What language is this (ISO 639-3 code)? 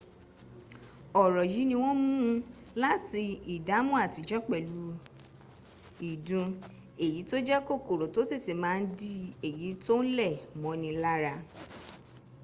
yor